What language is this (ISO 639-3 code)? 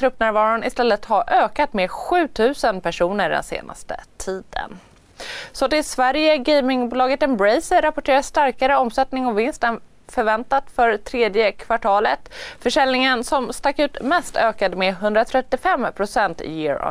swe